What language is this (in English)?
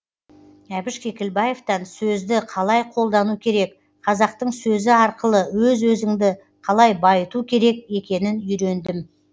Kazakh